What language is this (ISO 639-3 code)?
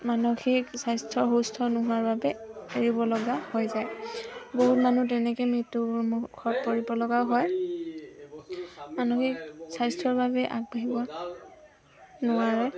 asm